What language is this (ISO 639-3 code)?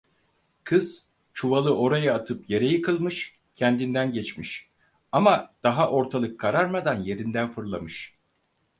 tur